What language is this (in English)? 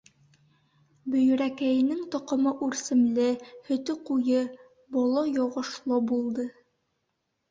Bashkir